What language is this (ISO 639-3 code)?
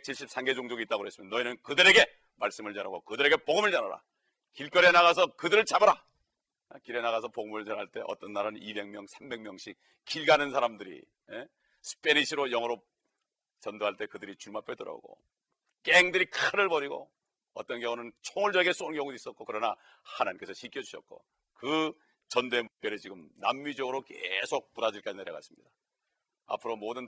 kor